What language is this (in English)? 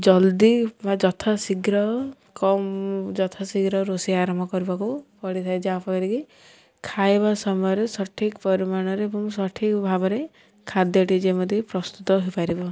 Odia